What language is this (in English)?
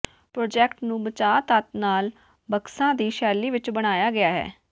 Punjabi